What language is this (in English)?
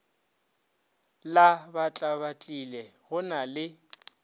Northern Sotho